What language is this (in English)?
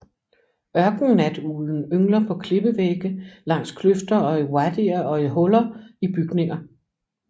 Danish